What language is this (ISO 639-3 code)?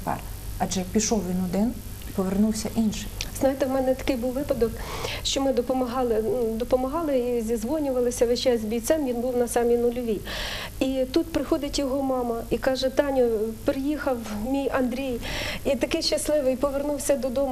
ukr